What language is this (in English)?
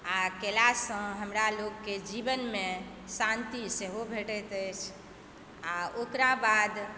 Maithili